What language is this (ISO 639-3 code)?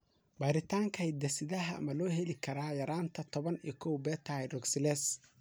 som